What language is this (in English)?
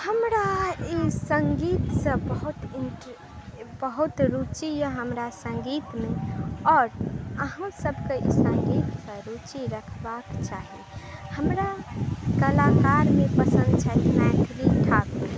Maithili